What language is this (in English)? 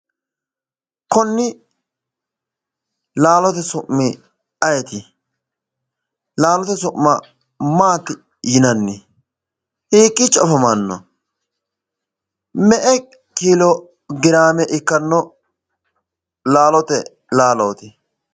Sidamo